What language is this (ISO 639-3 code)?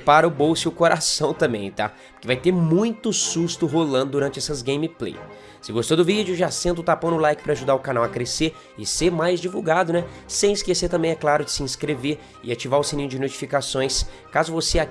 por